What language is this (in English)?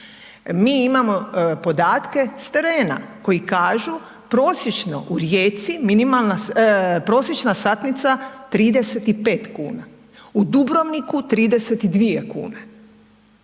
Croatian